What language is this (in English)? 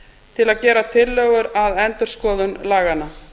Icelandic